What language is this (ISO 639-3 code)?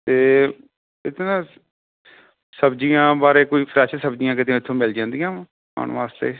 pan